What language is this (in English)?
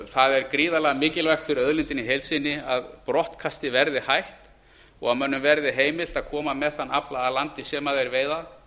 Icelandic